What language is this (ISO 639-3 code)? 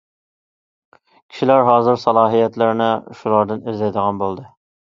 uig